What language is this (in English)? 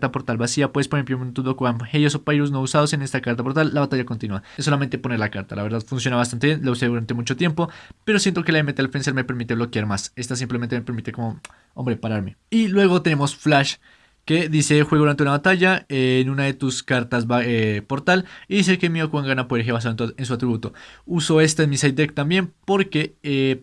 Spanish